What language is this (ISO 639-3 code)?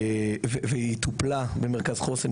heb